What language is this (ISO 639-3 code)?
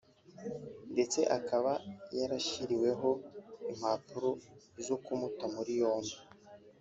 kin